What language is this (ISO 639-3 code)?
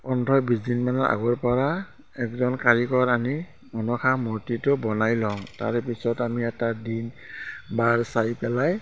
asm